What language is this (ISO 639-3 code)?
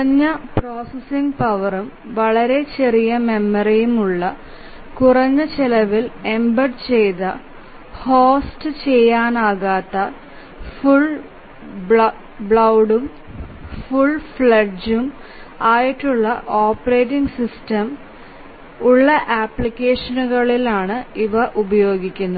mal